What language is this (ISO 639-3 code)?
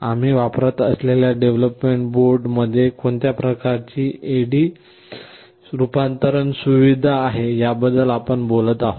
mar